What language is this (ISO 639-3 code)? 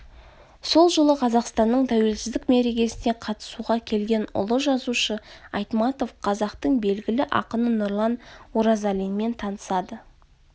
kaz